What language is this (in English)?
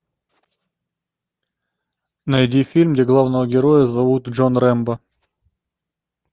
Russian